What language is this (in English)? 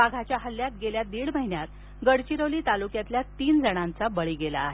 Marathi